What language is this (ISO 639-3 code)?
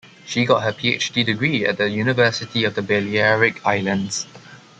eng